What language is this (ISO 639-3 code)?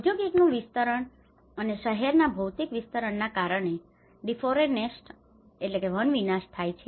guj